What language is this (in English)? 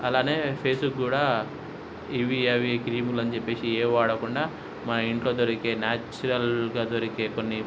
Telugu